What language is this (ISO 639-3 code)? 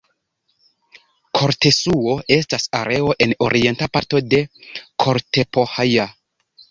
epo